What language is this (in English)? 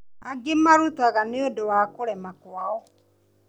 Kikuyu